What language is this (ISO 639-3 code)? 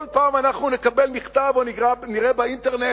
heb